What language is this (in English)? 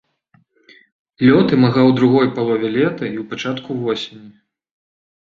Belarusian